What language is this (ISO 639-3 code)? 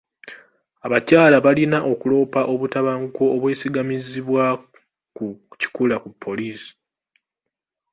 lug